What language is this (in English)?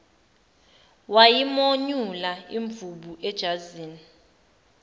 Zulu